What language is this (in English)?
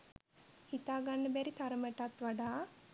Sinhala